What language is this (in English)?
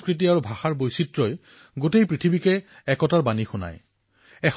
Assamese